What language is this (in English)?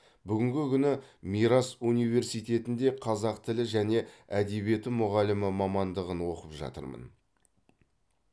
Kazakh